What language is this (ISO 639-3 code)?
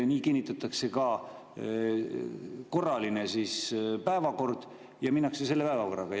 est